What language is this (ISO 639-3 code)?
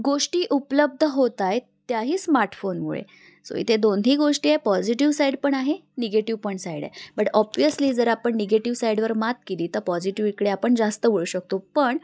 mar